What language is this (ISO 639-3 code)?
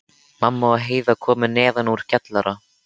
isl